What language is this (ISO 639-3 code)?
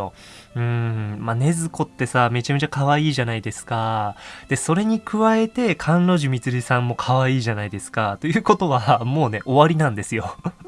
jpn